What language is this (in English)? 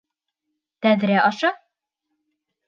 Bashkir